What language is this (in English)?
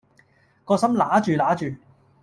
Cantonese